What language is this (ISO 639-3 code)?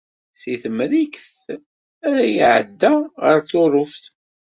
kab